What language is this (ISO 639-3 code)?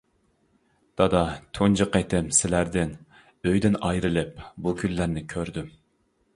uig